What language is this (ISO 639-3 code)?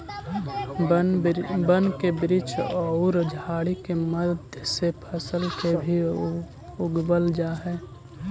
mag